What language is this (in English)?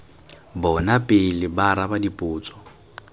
Tswana